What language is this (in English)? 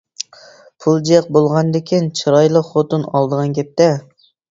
Uyghur